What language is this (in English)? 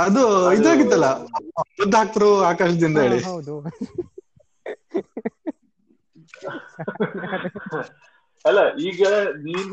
Kannada